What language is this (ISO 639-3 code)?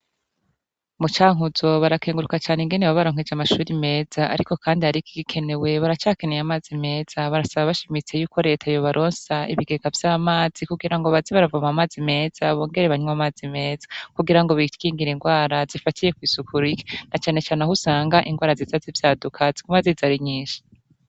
run